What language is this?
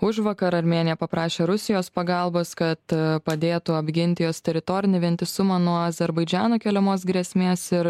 Lithuanian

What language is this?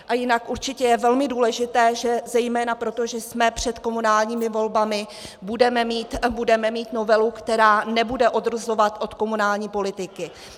Czech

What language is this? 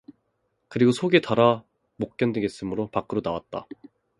Korean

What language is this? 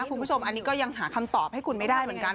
Thai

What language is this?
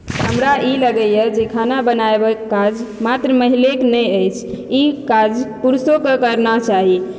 Maithili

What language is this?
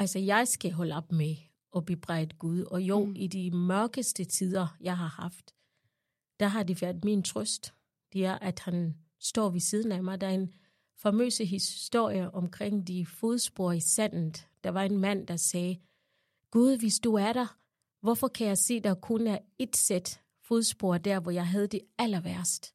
Danish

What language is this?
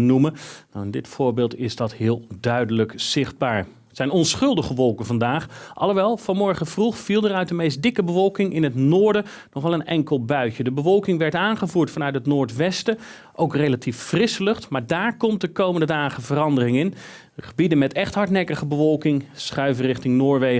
Dutch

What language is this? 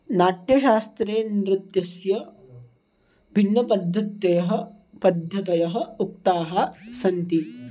Sanskrit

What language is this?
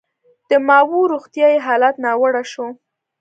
Pashto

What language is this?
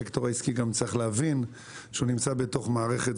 Hebrew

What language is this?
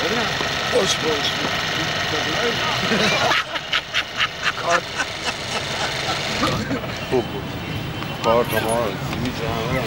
Persian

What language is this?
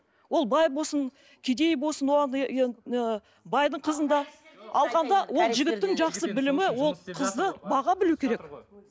Kazakh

